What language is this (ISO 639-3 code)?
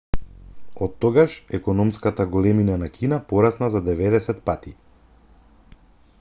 mkd